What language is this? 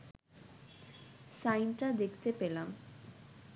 Bangla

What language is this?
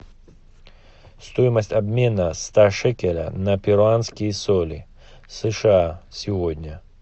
Russian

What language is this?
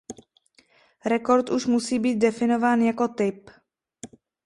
Czech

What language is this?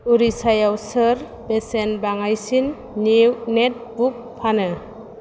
Bodo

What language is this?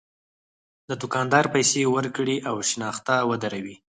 Pashto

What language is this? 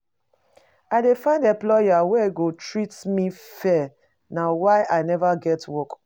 Nigerian Pidgin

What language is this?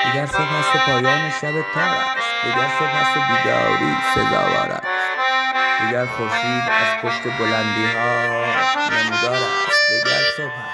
Persian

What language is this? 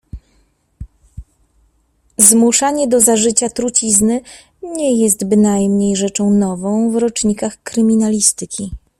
Polish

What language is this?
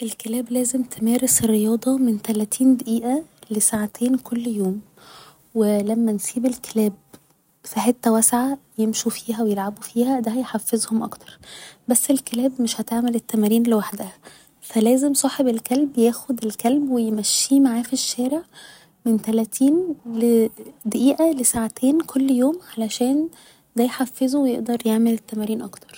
Egyptian Arabic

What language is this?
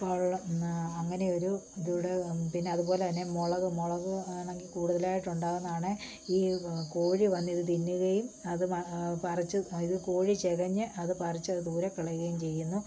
Malayalam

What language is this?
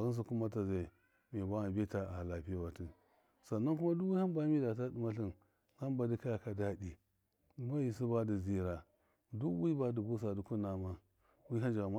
Miya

